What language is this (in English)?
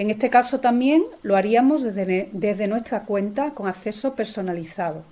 Spanish